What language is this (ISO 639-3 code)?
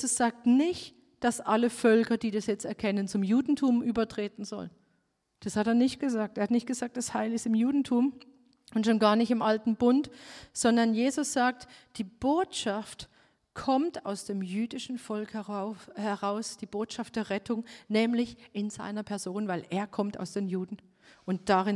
deu